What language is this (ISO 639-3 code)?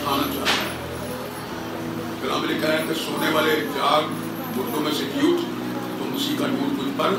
hin